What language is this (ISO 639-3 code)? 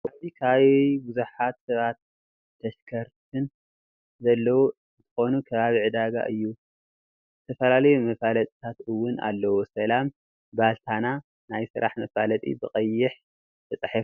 tir